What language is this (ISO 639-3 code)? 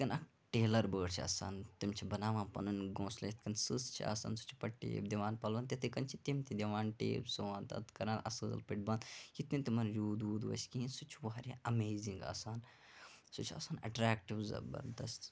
kas